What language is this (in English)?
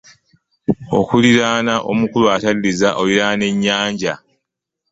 Ganda